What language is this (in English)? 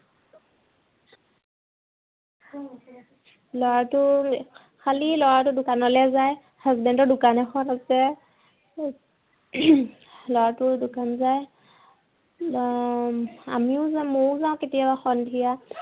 Assamese